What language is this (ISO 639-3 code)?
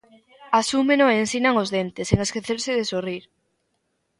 glg